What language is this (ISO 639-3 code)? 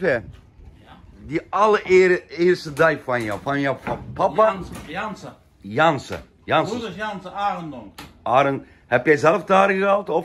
tur